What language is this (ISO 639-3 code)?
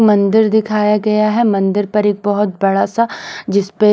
hin